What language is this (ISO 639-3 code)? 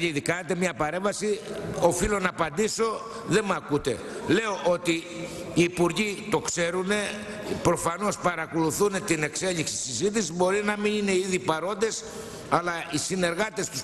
ell